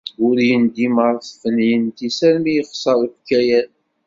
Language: Kabyle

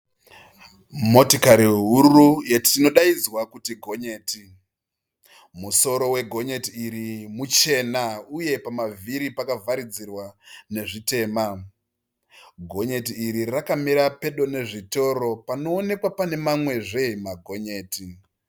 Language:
Shona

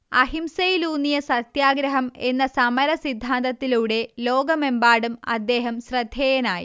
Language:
Malayalam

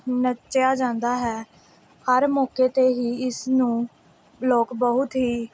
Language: Punjabi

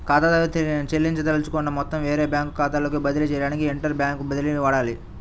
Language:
Telugu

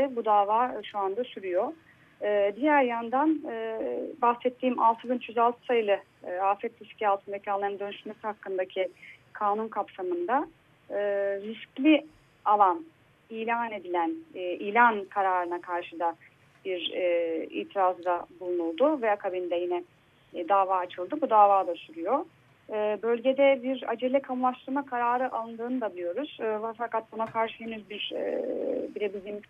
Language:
Turkish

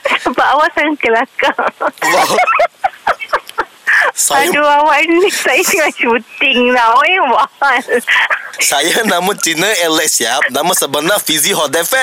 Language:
Malay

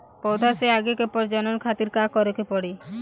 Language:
Bhojpuri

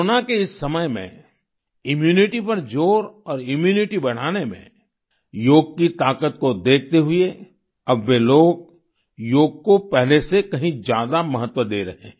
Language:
Hindi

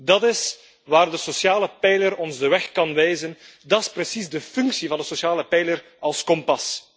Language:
Dutch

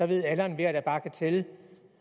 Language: Danish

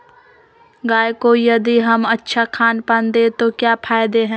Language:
Magahi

